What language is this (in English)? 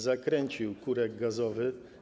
Polish